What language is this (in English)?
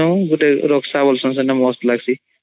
Odia